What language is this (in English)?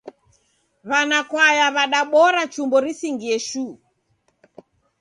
Taita